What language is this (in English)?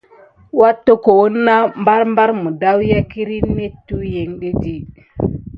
Gidar